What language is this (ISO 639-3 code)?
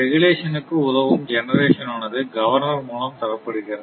tam